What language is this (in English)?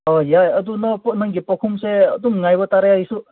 Manipuri